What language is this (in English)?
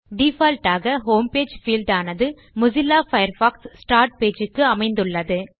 Tamil